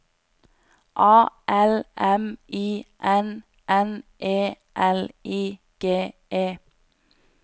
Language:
Norwegian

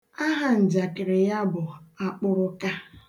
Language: Igbo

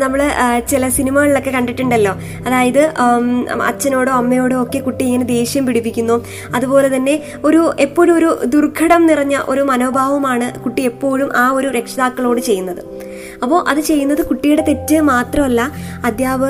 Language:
Malayalam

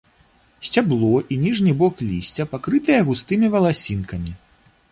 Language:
Belarusian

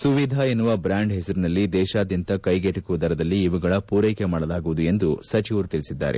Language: Kannada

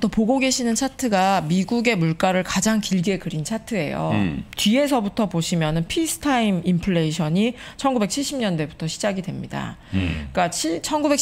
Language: Korean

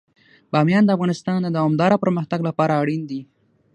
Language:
Pashto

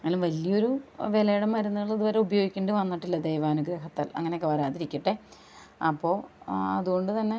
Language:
Malayalam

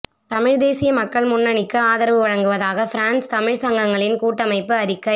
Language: Tamil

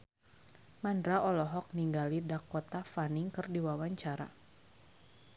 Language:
Sundanese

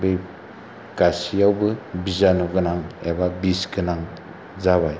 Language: Bodo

